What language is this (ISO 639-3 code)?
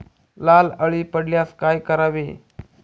mar